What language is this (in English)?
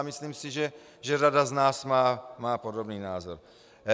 Czech